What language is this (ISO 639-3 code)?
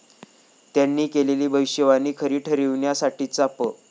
mar